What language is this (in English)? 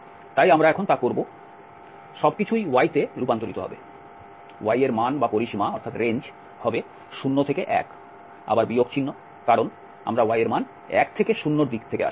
Bangla